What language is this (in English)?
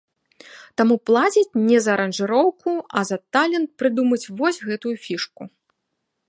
Belarusian